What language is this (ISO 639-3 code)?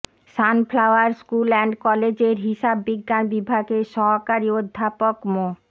ben